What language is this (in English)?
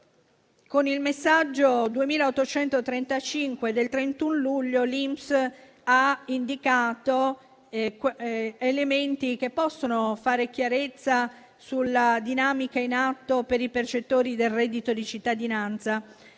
Italian